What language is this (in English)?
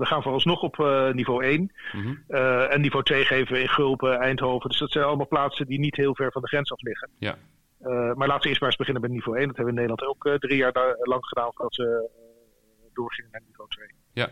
Dutch